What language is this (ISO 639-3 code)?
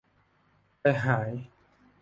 tha